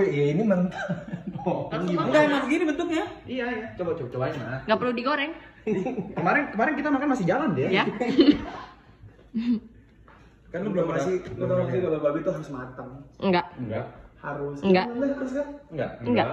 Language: Indonesian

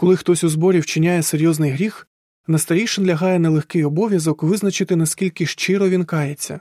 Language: Ukrainian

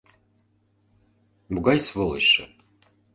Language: Mari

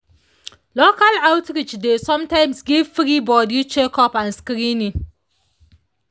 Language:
Nigerian Pidgin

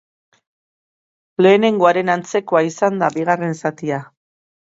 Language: Basque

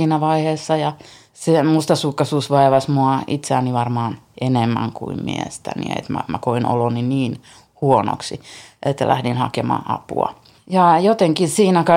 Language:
Finnish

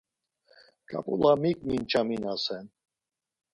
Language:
Laz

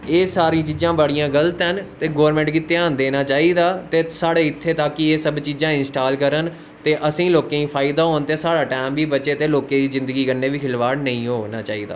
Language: Dogri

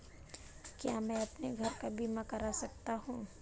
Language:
Hindi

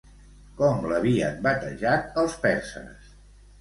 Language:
Catalan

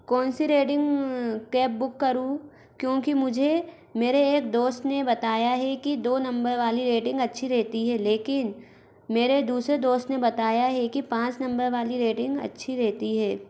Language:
Hindi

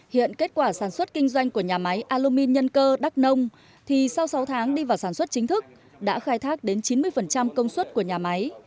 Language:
Vietnamese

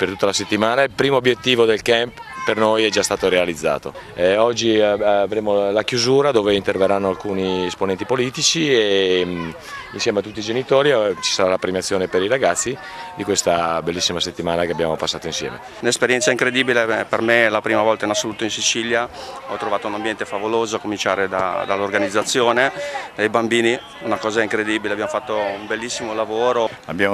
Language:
Italian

